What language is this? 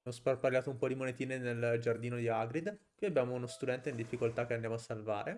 Italian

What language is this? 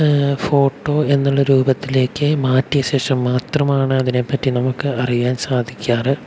Malayalam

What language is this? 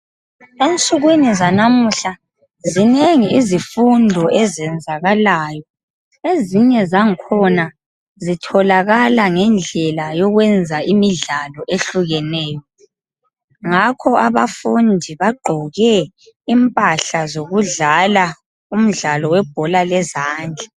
North Ndebele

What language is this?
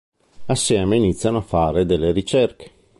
Italian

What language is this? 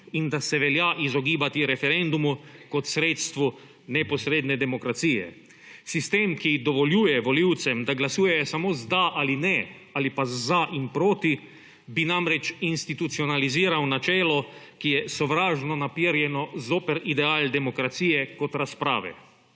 Slovenian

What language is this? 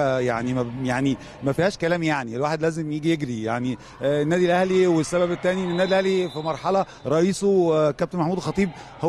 Arabic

